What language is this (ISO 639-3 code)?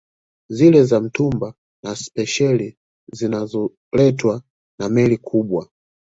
swa